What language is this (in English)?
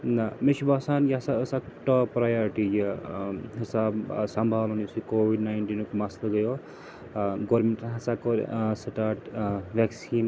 Kashmiri